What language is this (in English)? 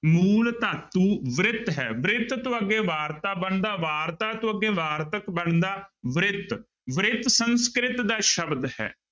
Punjabi